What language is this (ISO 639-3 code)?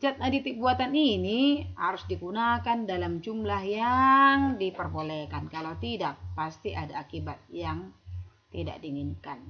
ind